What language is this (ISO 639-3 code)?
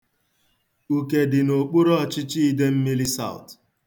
ibo